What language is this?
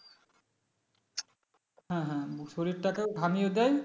Bangla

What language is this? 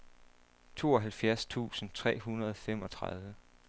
Danish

